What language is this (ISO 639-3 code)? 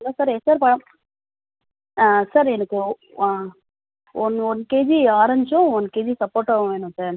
tam